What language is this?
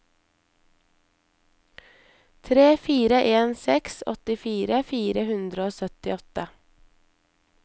Norwegian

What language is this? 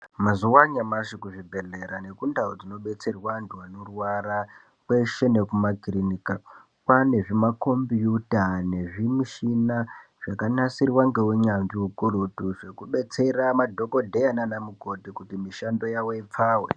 Ndau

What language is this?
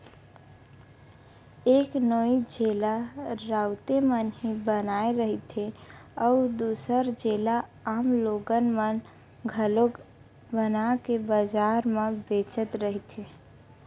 Chhattisgarhi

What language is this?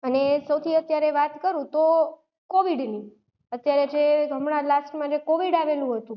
Gujarati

